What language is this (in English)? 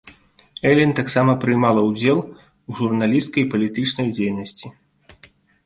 Belarusian